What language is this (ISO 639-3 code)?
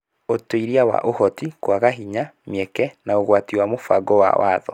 kik